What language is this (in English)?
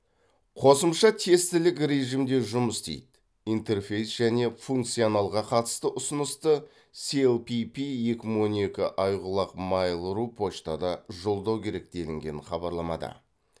Kazakh